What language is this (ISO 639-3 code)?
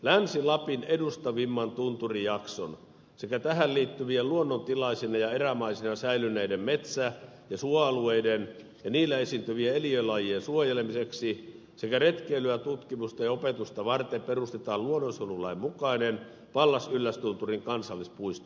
fin